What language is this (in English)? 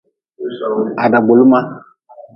Nawdm